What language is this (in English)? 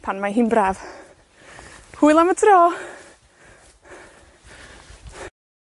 Welsh